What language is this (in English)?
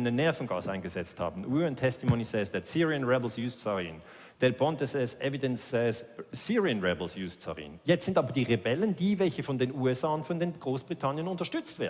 German